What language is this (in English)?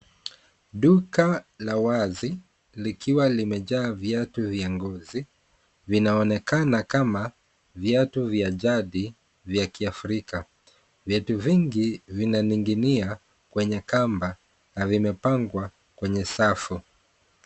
Swahili